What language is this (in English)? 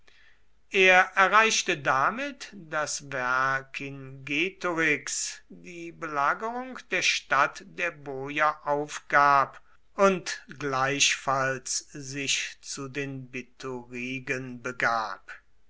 German